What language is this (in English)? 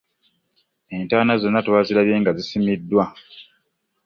Ganda